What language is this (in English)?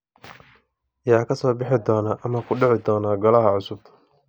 Somali